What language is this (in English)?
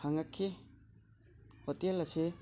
Manipuri